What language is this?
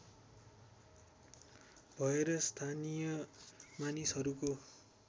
Nepali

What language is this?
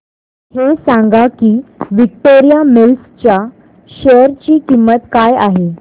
Marathi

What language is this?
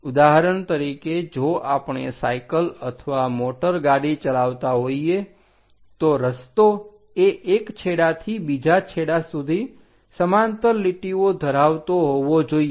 Gujarati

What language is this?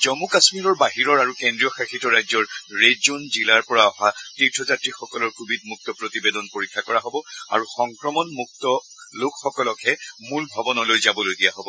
Assamese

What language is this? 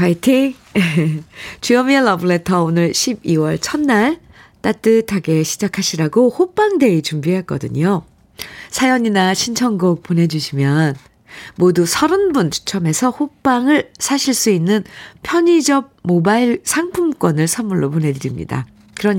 Korean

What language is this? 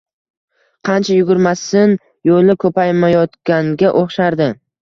Uzbek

